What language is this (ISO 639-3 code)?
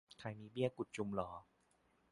tha